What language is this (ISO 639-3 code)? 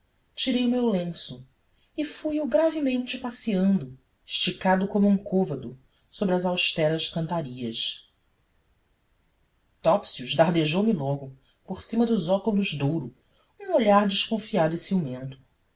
por